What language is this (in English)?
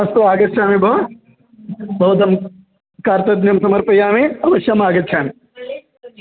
Sanskrit